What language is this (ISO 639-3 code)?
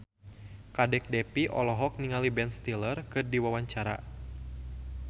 sun